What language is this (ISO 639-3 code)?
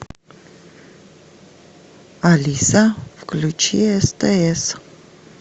rus